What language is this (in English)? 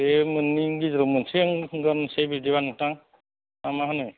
Bodo